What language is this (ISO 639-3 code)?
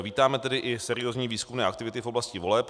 ces